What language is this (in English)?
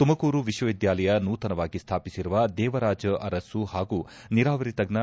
Kannada